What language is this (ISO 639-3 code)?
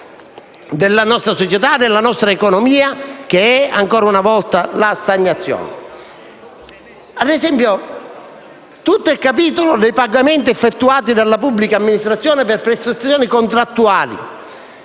ita